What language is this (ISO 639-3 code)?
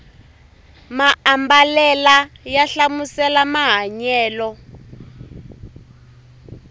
tso